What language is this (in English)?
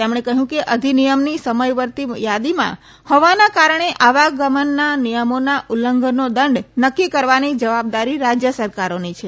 Gujarati